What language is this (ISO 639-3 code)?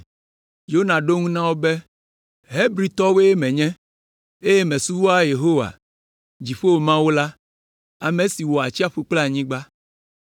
ewe